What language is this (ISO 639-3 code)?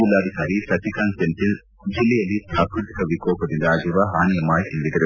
kan